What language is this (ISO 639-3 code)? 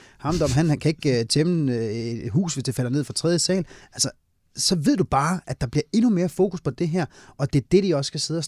dan